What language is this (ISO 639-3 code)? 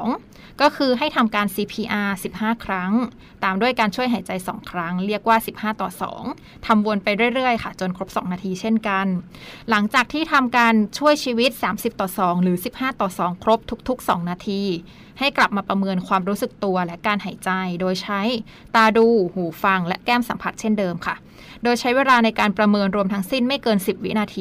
tha